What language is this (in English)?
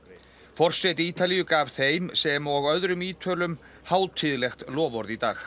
Icelandic